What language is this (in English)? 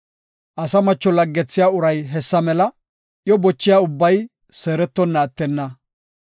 Gofa